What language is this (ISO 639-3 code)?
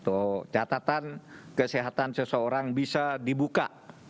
ind